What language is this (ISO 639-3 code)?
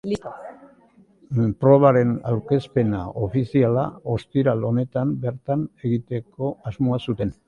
eus